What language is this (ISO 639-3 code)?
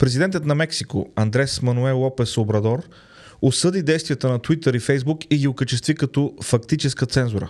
bul